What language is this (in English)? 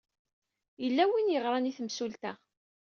Kabyle